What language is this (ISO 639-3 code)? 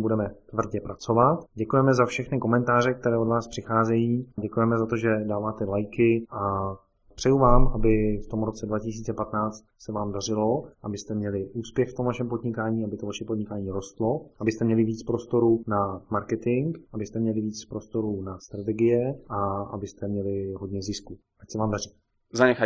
ces